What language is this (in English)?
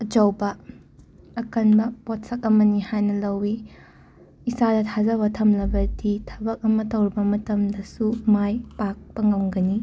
Manipuri